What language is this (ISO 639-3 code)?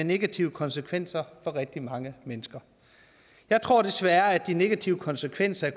dan